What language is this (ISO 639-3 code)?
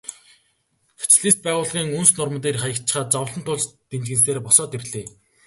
mon